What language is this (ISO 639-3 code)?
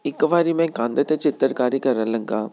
pan